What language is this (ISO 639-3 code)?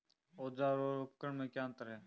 hin